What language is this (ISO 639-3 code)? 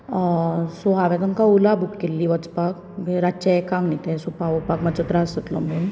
kok